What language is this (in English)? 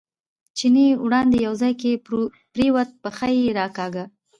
Pashto